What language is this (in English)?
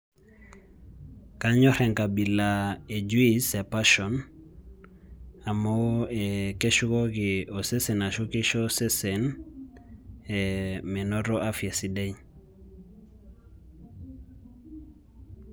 Masai